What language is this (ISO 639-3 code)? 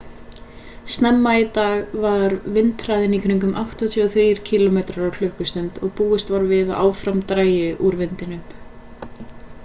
isl